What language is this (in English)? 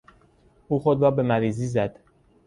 Persian